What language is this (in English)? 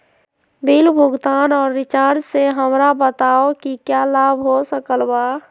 Magahi